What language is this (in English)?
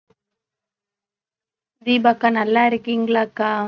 Tamil